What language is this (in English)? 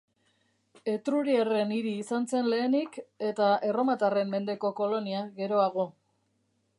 Basque